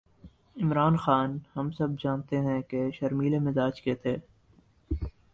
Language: Urdu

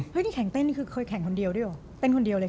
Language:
Thai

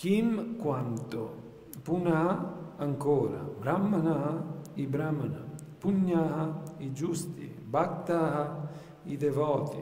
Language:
Italian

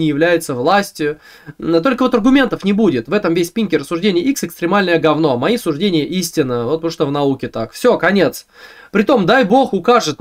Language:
Russian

